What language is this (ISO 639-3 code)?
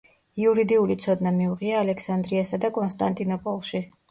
kat